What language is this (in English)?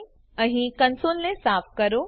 Gujarati